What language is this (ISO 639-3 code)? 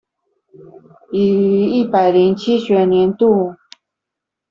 zho